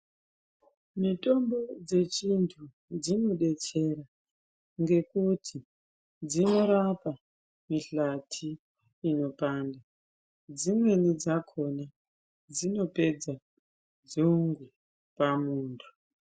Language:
Ndau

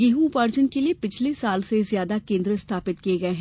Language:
Hindi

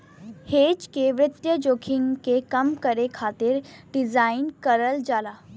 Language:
Bhojpuri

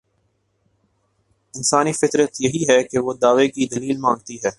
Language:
Urdu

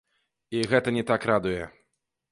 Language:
Belarusian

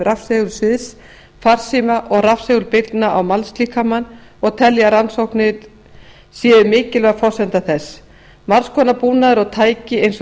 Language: Icelandic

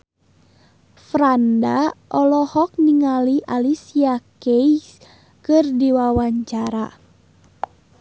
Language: Sundanese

